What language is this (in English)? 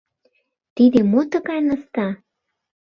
Mari